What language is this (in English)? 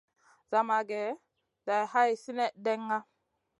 Masana